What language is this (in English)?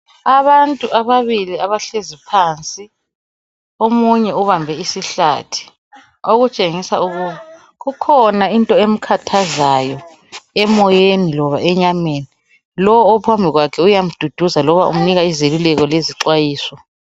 North Ndebele